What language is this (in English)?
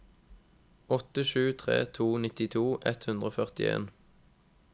Norwegian